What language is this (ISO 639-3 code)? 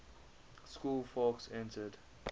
eng